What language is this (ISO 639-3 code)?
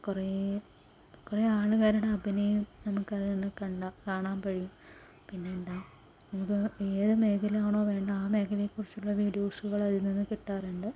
mal